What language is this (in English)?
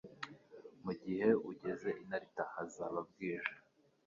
Kinyarwanda